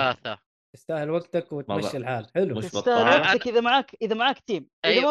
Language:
Arabic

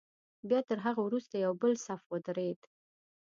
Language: Pashto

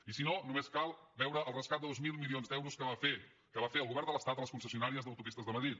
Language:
Catalan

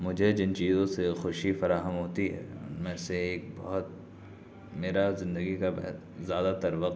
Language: Urdu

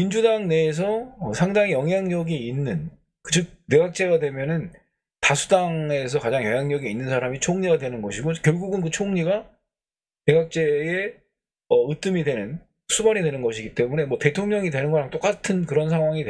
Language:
Korean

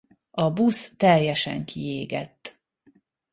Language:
Hungarian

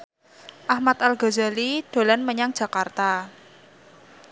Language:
Javanese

